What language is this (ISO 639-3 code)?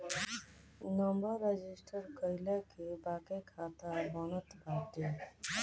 bho